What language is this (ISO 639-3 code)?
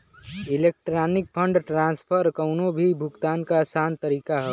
bho